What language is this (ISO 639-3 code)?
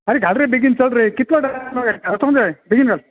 kok